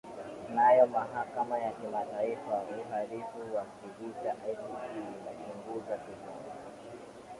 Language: Swahili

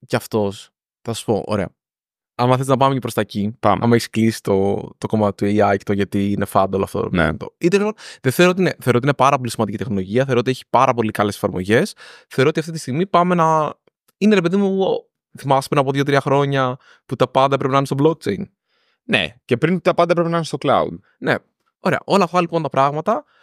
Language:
Greek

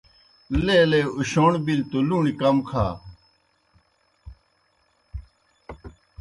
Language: Kohistani Shina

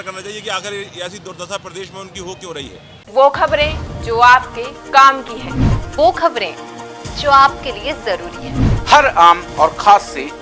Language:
Hindi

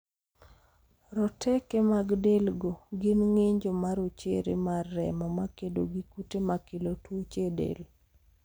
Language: Luo (Kenya and Tanzania)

